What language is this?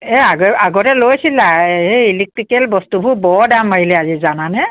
Assamese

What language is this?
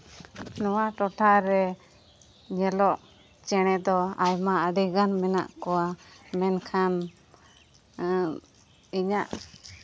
Santali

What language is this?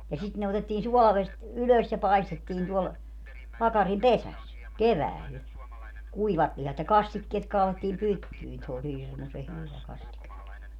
Finnish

